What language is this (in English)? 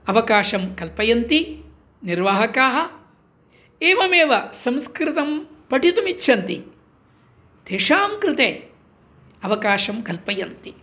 Sanskrit